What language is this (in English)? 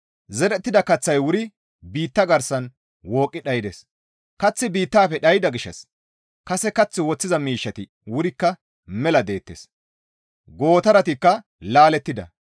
Gamo